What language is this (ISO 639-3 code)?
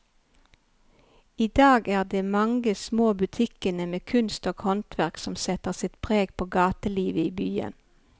nor